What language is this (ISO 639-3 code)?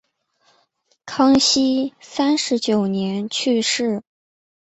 zho